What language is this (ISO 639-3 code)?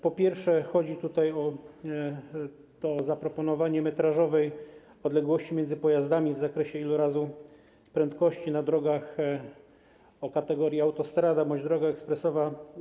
pol